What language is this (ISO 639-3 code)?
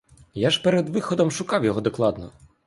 ukr